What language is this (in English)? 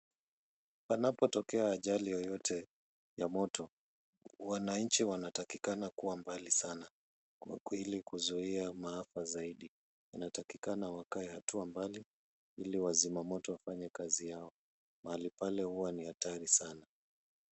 Swahili